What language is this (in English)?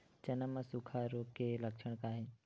Chhattisgarhi